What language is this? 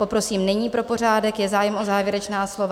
Czech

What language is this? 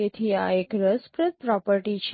Gujarati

